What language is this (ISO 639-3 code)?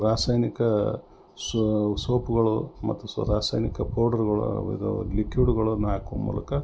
kan